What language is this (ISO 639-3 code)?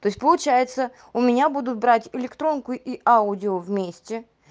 rus